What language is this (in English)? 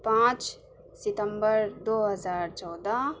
Urdu